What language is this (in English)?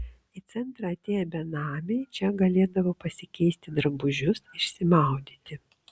Lithuanian